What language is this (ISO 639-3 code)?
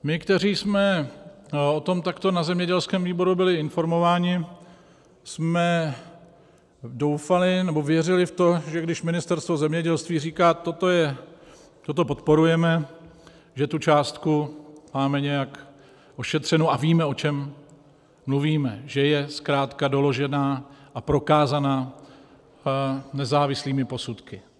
ces